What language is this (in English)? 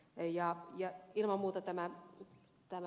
Finnish